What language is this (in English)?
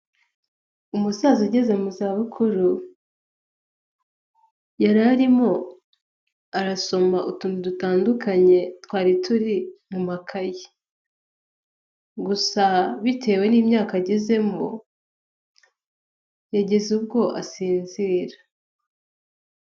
Kinyarwanda